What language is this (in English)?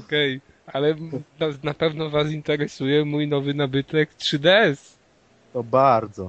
Polish